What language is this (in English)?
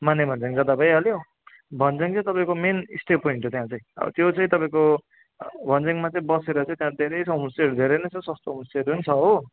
Nepali